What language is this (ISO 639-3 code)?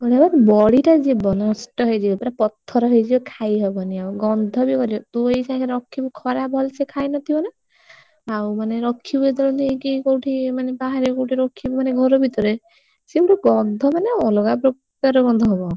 ori